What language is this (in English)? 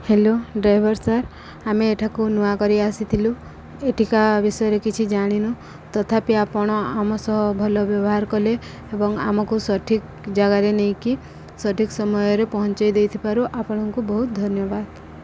Odia